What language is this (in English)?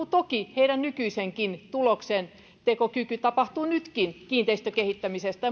Finnish